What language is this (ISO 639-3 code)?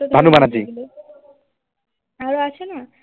ben